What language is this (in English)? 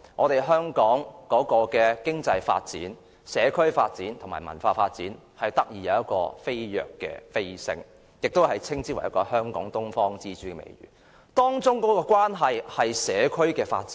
Cantonese